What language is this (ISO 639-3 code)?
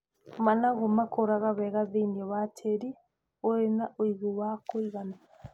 kik